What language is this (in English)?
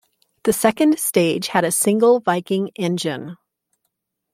English